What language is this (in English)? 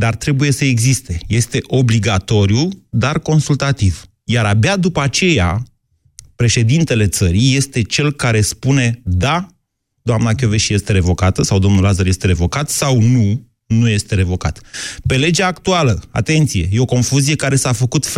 Romanian